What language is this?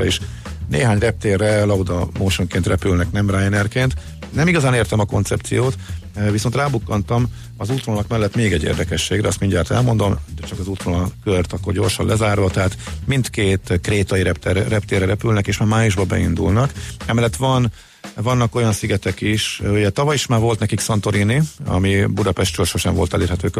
Hungarian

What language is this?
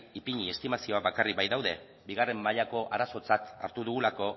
Basque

